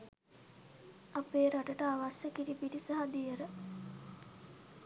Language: Sinhala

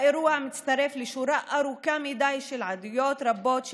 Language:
Hebrew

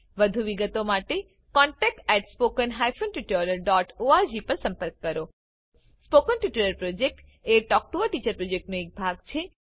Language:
Gujarati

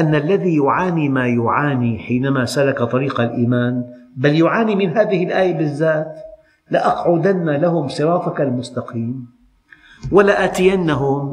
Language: Arabic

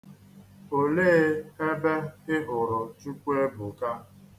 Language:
Igbo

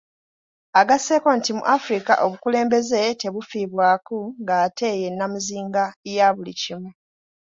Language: Ganda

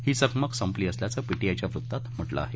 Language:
Marathi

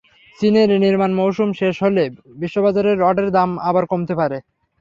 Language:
Bangla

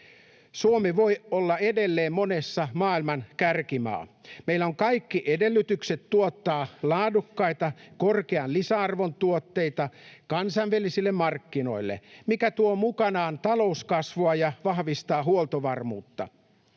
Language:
Finnish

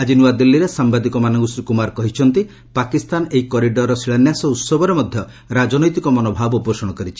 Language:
Odia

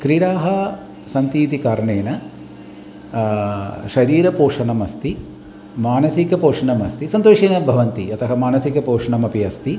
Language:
Sanskrit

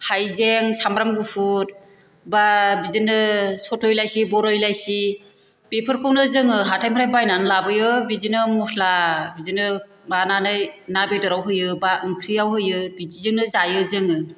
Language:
Bodo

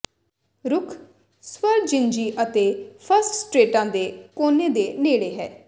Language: Punjabi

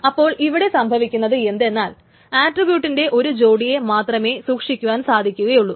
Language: Malayalam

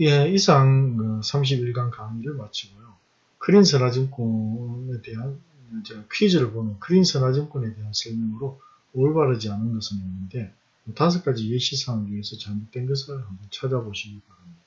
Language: Korean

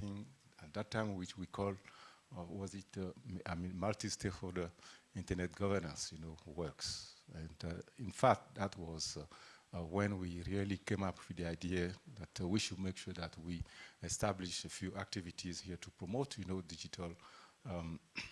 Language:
English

